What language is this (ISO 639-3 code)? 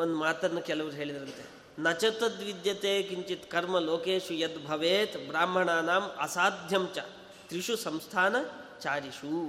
kan